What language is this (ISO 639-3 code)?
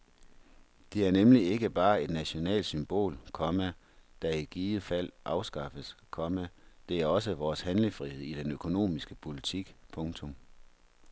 dan